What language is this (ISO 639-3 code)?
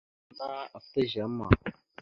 mxu